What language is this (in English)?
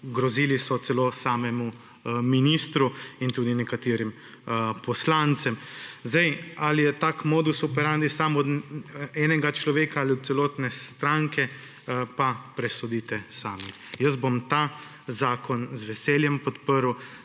Slovenian